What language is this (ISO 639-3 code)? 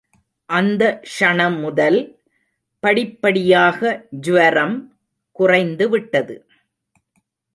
tam